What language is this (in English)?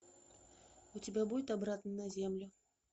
Russian